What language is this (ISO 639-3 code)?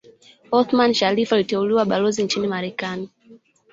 swa